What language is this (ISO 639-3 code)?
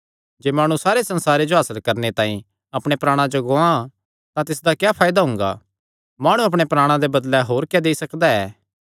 xnr